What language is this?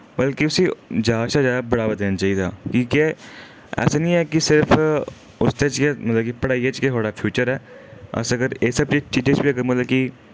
Dogri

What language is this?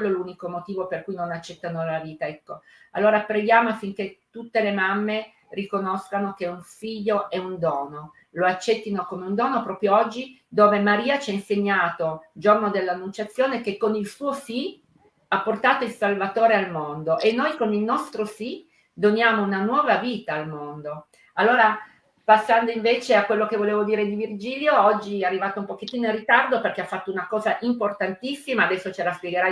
Italian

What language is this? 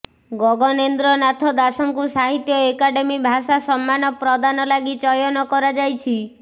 Odia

